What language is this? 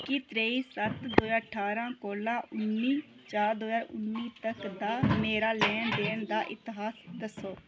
Dogri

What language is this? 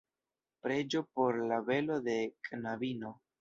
Esperanto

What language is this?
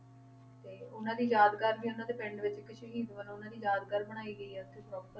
Punjabi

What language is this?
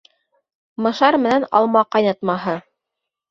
Bashkir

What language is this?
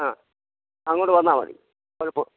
Malayalam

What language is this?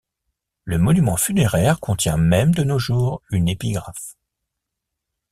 French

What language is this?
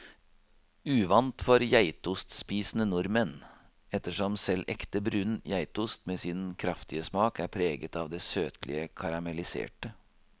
Norwegian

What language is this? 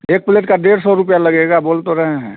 Hindi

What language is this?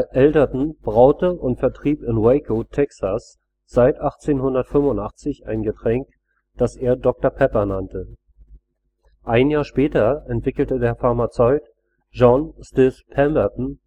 German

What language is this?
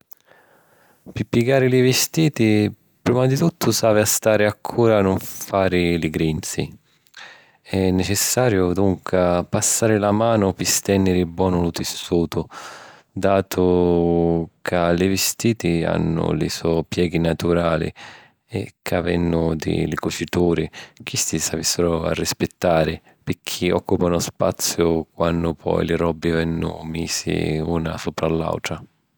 Sicilian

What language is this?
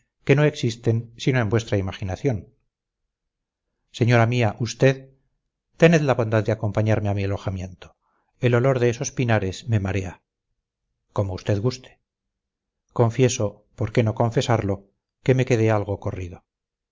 Spanish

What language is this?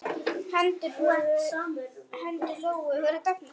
Icelandic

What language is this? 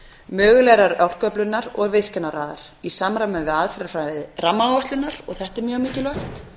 Icelandic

